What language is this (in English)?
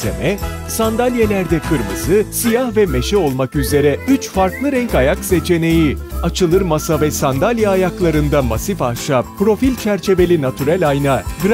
Turkish